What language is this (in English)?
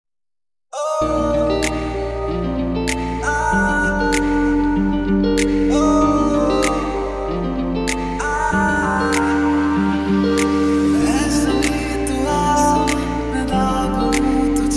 Romanian